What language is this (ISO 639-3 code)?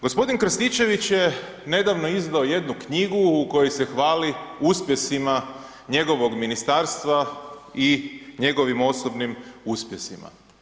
hrv